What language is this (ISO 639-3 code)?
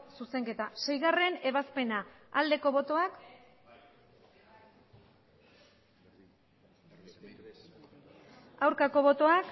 eus